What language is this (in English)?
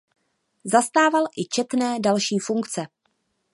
Czech